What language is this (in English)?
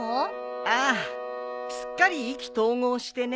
Japanese